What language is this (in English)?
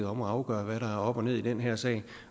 Danish